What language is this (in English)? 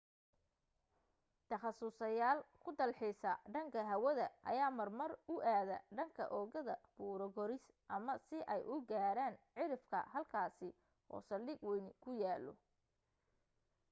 Somali